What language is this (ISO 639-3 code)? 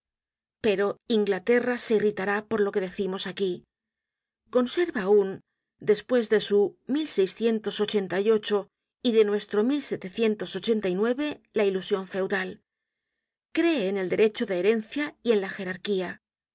spa